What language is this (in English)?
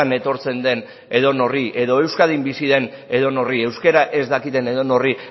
Basque